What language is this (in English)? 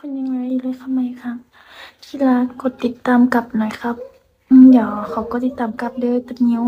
Thai